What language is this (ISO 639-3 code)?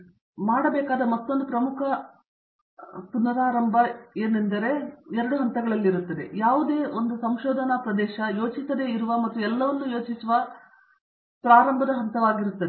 kan